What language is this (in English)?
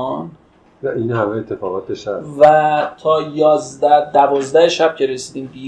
Persian